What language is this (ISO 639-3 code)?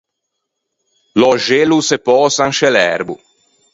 lij